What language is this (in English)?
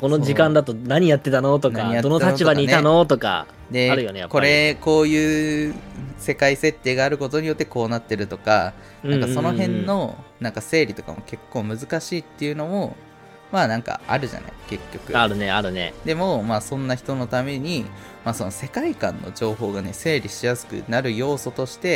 Japanese